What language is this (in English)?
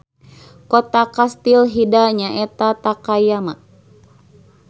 Sundanese